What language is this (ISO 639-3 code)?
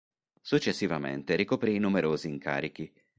ita